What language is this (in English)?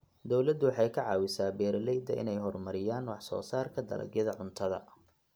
Somali